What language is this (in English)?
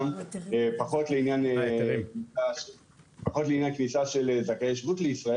Hebrew